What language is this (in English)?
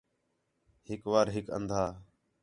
Khetrani